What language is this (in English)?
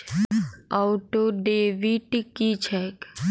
Maithili